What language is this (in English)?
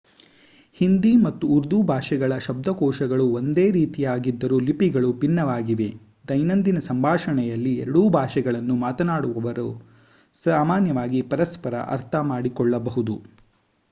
Kannada